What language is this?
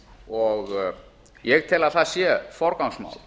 Icelandic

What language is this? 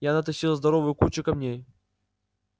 Russian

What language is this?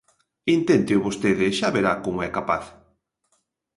Galician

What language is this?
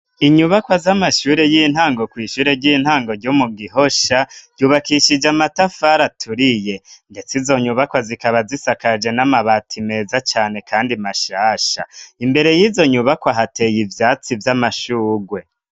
Rundi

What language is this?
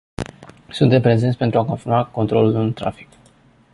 Romanian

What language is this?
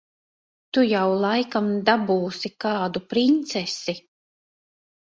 Latvian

